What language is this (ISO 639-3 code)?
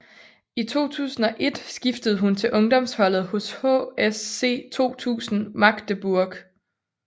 dan